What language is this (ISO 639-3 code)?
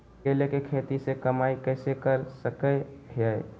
mag